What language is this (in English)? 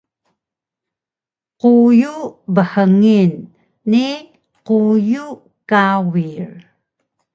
Taroko